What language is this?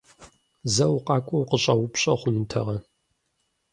Kabardian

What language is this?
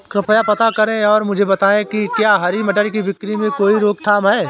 Hindi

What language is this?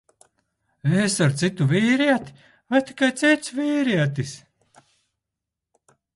Latvian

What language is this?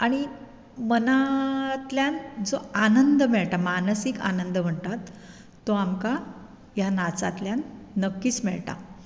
Konkani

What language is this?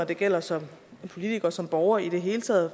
Danish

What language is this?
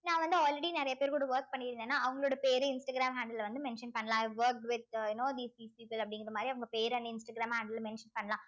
Tamil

